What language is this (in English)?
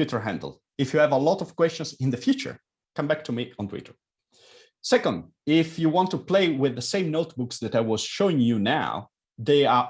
English